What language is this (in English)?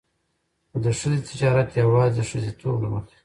Pashto